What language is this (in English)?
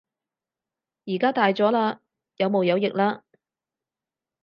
Cantonese